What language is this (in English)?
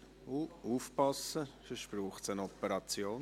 Swiss German